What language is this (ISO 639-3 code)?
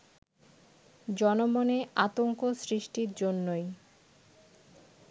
ben